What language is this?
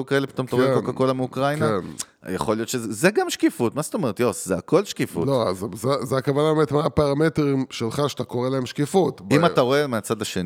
Hebrew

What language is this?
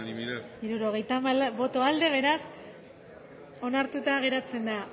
Basque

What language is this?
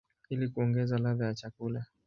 Swahili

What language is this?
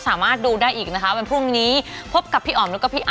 Thai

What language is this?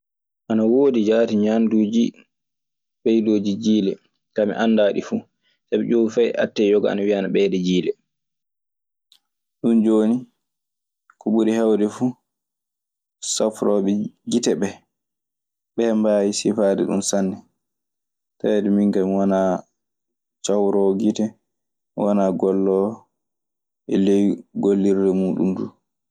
Maasina Fulfulde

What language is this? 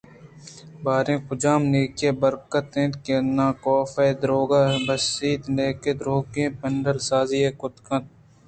Eastern Balochi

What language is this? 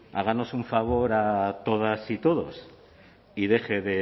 Spanish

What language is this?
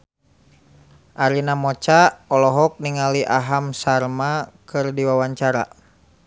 Sundanese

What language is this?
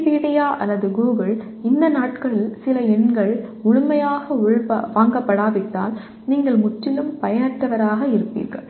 Tamil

